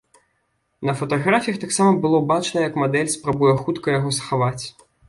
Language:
Belarusian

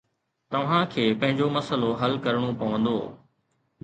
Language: Sindhi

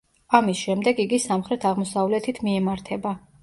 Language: Georgian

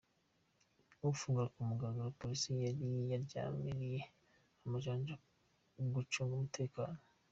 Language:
Kinyarwanda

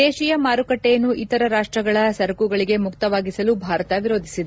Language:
Kannada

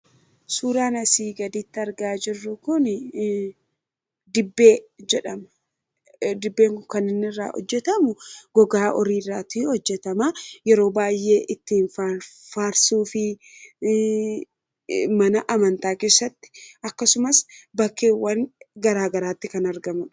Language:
Oromo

